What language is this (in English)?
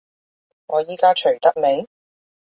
Cantonese